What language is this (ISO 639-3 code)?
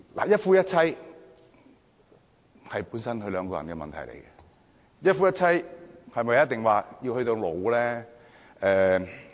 yue